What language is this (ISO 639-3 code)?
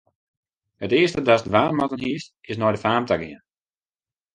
fry